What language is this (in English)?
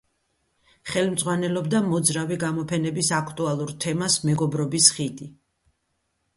Georgian